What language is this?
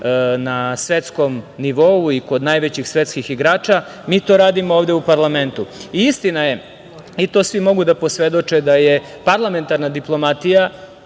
Serbian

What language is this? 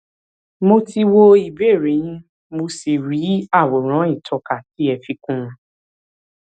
Yoruba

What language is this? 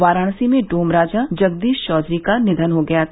Hindi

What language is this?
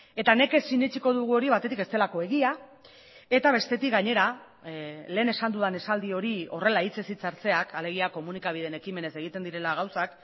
Basque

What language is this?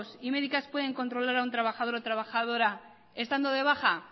Spanish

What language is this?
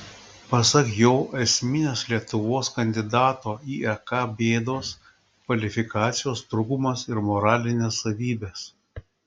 Lithuanian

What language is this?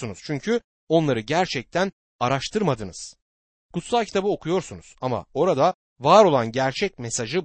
Turkish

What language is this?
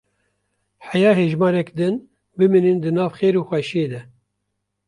Kurdish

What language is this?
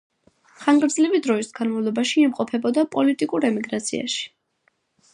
Georgian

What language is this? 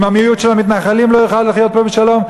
Hebrew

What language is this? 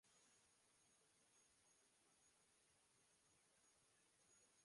Bangla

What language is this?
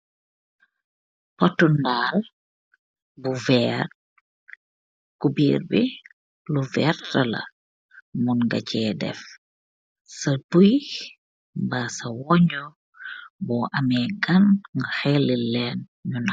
Wolof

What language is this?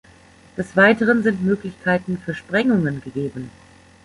German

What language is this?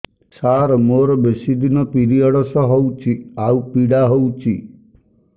Odia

